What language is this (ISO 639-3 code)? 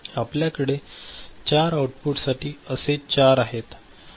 mar